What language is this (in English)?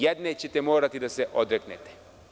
Serbian